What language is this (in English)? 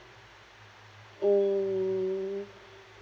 English